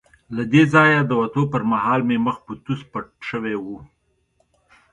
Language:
Pashto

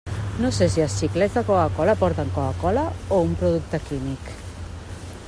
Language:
Catalan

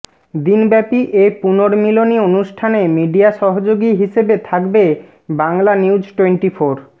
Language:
Bangla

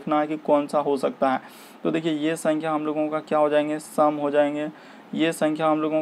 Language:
Hindi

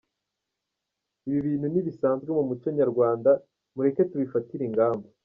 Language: Kinyarwanda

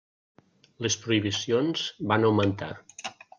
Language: Catalan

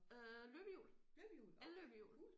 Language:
Danish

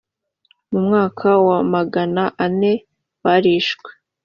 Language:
Kinyarwanda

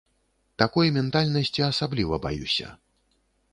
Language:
Belarusian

